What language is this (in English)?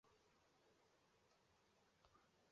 Chinese